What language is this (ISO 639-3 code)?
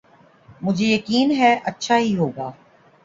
urd